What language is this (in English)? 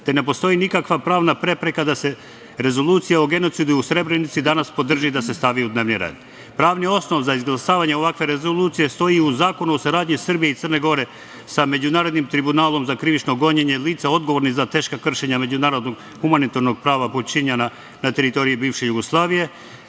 Serbian